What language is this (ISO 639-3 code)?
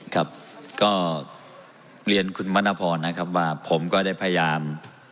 tha